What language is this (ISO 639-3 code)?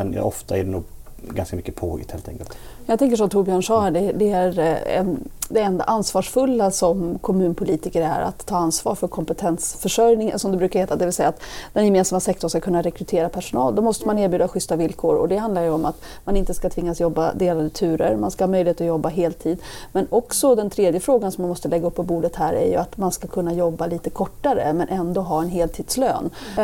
swe